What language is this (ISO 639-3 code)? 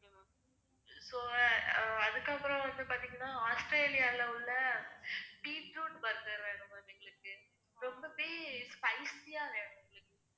tam